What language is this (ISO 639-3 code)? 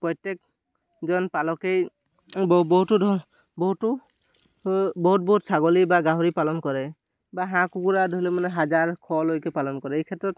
asm